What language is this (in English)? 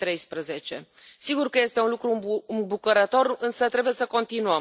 Romanian